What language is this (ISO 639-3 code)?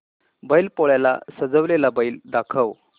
mar